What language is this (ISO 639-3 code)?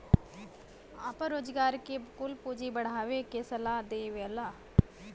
bho